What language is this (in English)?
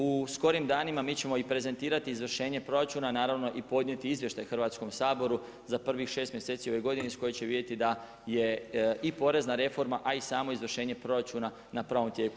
Croatian